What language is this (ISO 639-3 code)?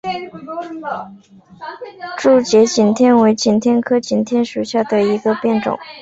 zho